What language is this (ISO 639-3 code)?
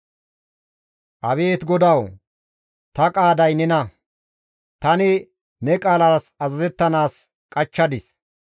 gmv